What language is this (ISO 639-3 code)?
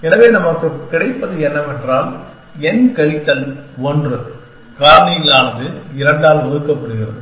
tam